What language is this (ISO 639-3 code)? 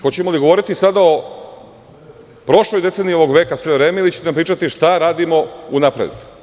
srp